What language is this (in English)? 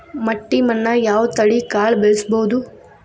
Kannada